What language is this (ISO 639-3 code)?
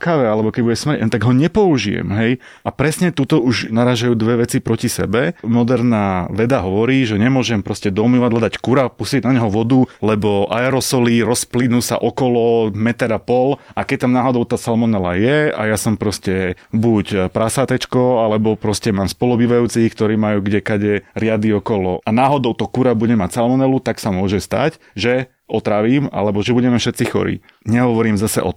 slk